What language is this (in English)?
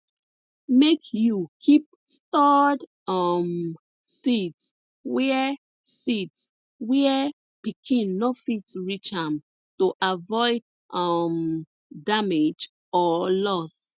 Nigerian Pidgin